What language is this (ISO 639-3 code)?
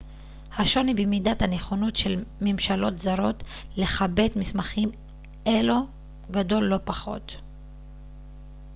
heb